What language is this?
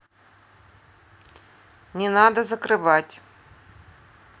Russian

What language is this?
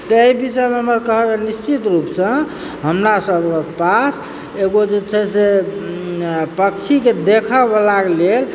Maithili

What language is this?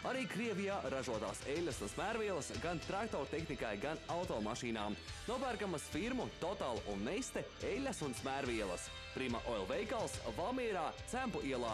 Latvian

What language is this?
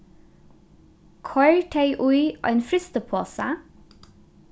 Faroese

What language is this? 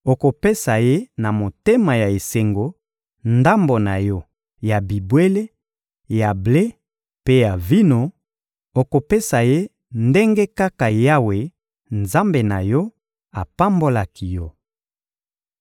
Lingala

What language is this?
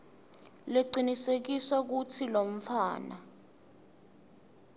Swati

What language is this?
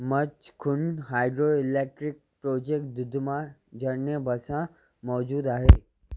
Sindhi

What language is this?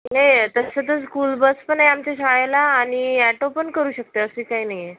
Marathi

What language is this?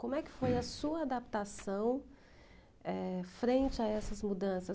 Portuguese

